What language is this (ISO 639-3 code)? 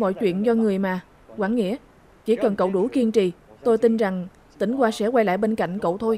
vie